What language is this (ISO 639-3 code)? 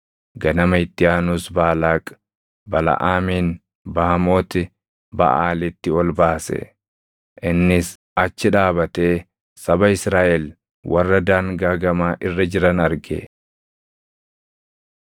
orm